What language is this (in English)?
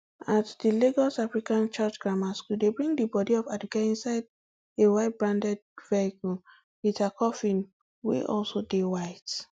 Nigerian Pidgin